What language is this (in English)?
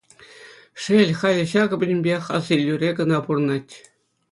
Chuvash